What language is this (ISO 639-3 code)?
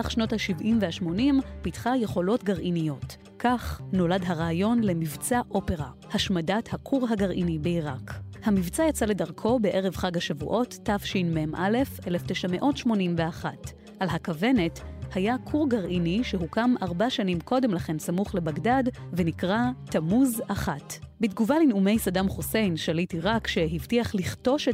heb